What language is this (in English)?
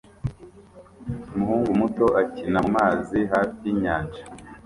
Kinyarwanda